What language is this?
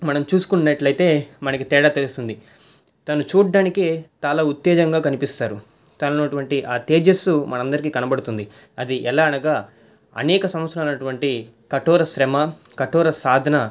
Telugu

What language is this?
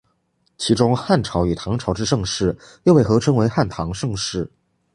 Chinese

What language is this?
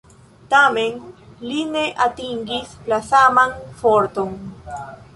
Esperanto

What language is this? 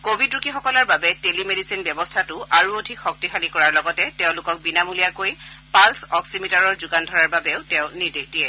Assamese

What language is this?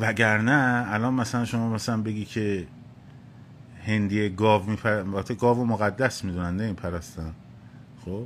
Persian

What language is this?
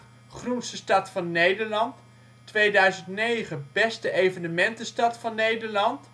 Dutch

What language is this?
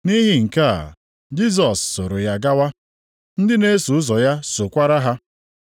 Igbo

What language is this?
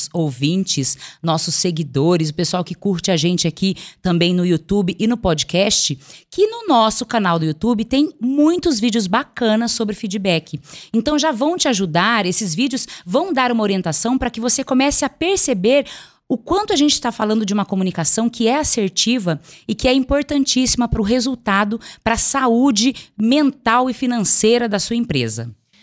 Portuguese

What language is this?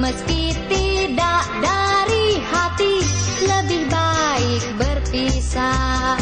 Indonesian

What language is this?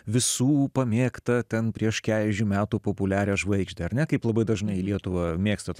Lithuanian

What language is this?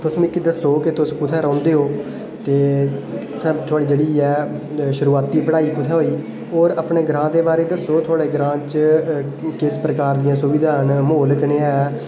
Dogri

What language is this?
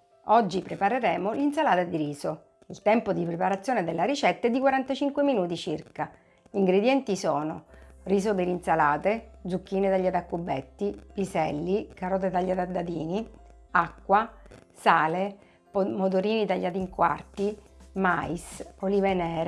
Italian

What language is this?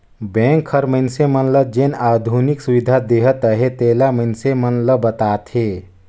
Chhattisgarhi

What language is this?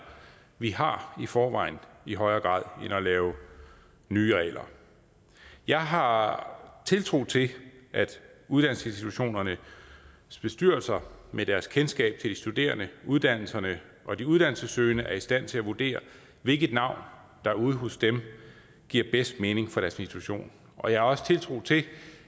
Danish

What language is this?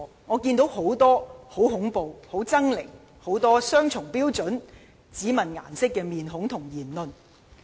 Cantonese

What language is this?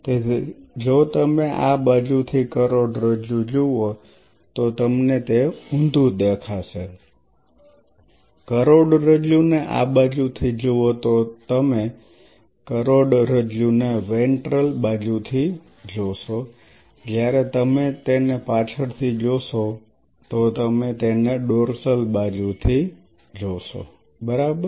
Gujarati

